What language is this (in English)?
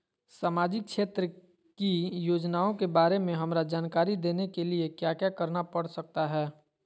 Magahi